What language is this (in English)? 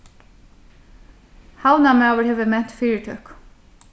Faroese